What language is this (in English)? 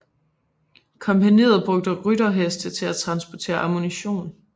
Danish